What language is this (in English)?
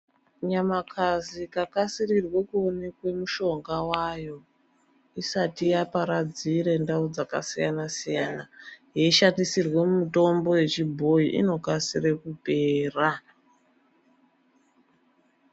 Ndau